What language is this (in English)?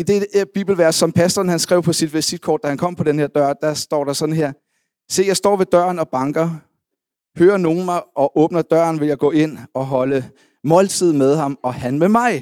Danish